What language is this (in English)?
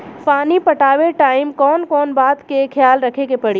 Bhojpuri